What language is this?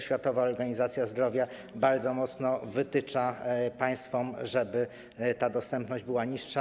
Polish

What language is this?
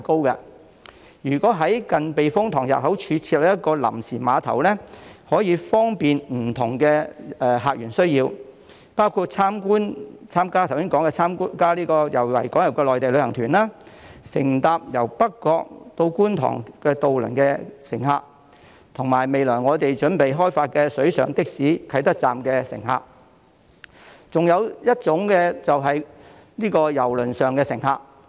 Cantonese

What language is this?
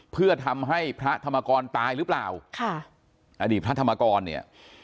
Thai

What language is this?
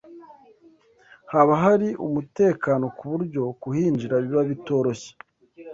Kinyarwanda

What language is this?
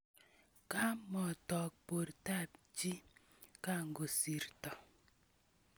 Kalenjin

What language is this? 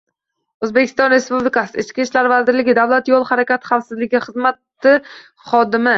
Uzbek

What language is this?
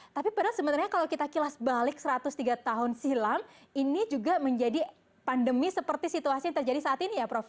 Indonesian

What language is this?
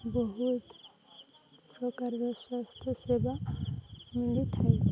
Odia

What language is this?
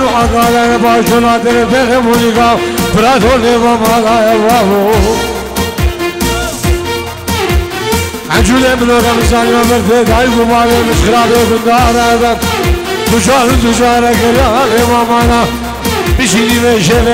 Arabic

